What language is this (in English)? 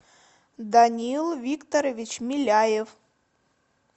Russian